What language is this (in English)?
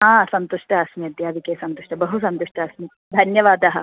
Sanskrit